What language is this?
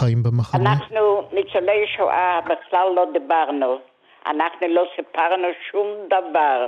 Hebrew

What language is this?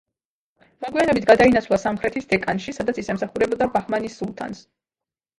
Georgian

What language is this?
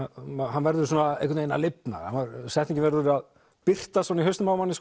Icelandic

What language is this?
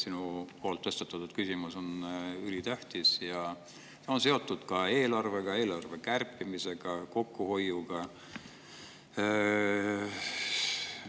Estonian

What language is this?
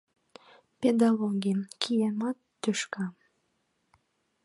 Mari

